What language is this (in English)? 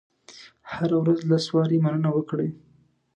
Pashto